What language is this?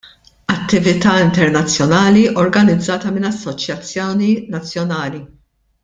Maltese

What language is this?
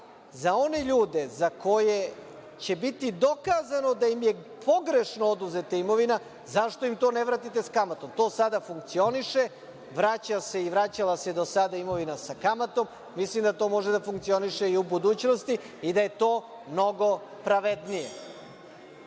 Serbian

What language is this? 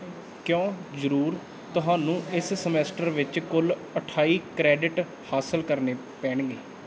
Punjabi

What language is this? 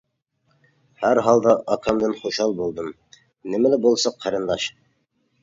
Uyghur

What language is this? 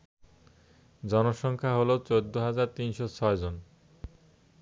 Bangla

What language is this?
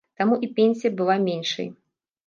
Belarusian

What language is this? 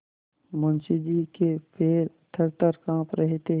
Hindi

